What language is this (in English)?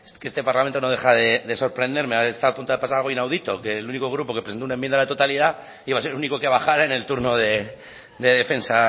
Spanish